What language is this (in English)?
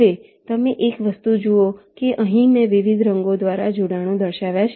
Gujarati